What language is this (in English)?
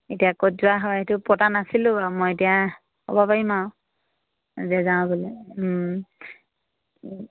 Assamese